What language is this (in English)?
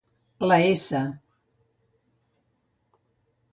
Catalan